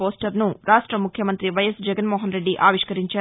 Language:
Telugu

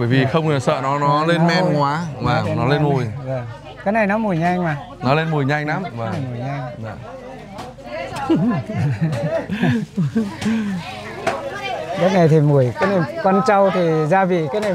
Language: Vietnamese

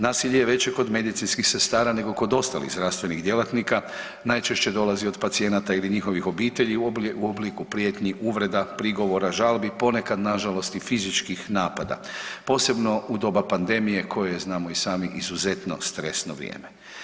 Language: Croatian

